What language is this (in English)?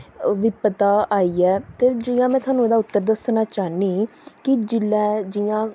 Dogri